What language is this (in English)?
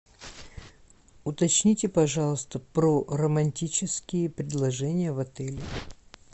Russian